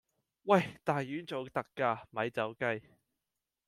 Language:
Cantonese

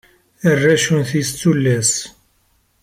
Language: Kabyle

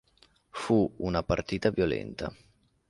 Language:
Italian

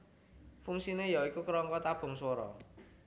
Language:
Javanese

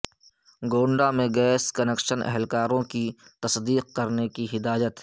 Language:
Urdu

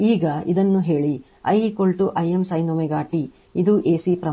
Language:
Kannada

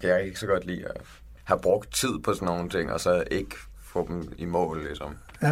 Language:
Danish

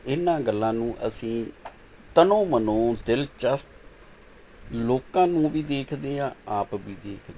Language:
Punjabi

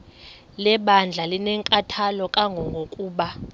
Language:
Xhosa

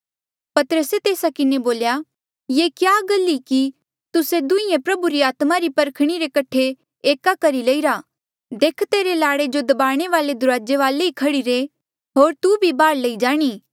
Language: Mandeali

